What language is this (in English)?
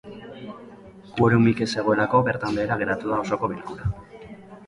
Basque